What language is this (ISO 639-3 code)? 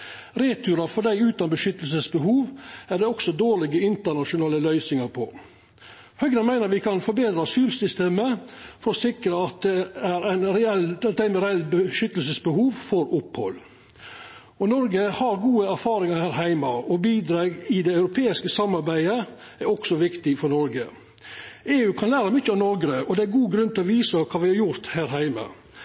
nno